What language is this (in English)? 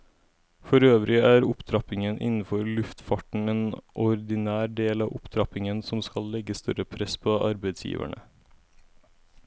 Norwegian